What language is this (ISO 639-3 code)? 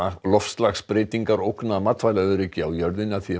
isl